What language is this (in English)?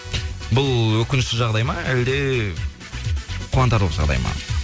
Kazakh